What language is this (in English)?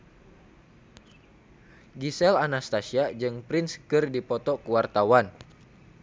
Sundanese